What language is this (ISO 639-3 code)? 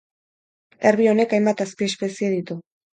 eus